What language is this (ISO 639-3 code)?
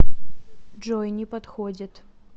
rus